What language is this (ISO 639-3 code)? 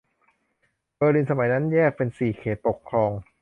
tha